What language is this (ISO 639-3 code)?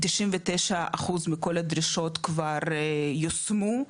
heb